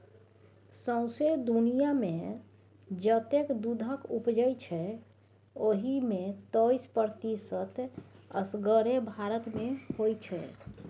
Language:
Maithili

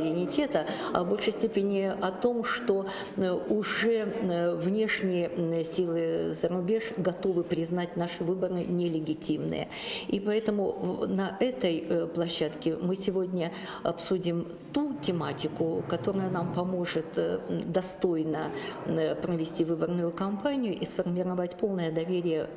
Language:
Russian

